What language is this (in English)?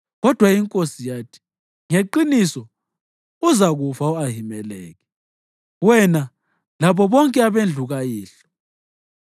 North Ndebele